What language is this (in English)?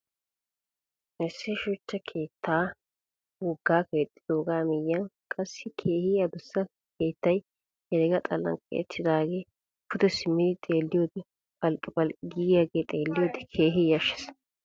Wolaytta